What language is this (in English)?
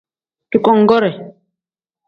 Tem